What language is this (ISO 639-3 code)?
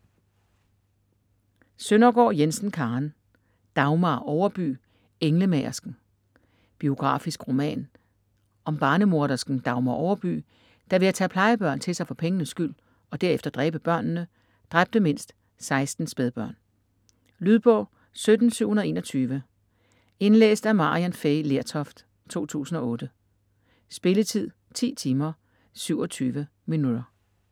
dan